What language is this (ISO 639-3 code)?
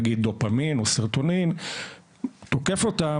heb